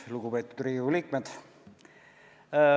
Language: Estonian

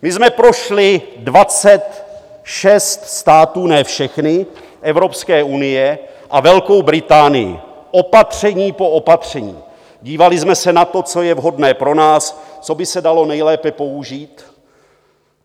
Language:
Czech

